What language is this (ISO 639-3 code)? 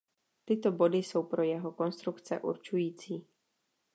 ces